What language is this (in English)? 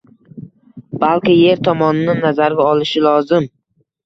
Uzbek